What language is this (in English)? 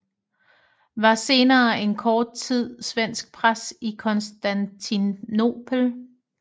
Danish